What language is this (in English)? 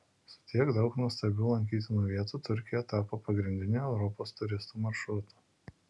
Lithuanian